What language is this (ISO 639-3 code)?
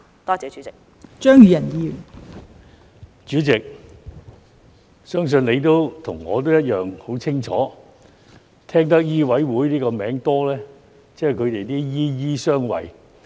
yue